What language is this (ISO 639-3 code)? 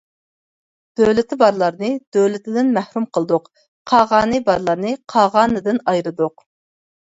uig